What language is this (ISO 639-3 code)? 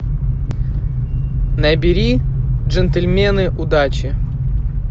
rus